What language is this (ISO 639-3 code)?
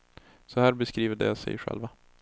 swe